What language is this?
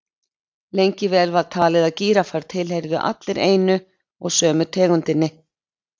Icelandic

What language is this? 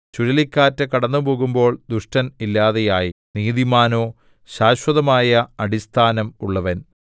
Malayalam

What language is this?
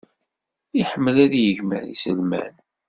Kabyle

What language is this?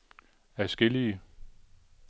Danish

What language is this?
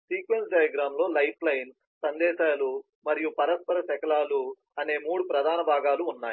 Telugu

